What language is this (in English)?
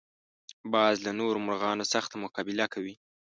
Pashto